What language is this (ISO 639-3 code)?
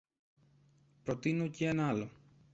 ell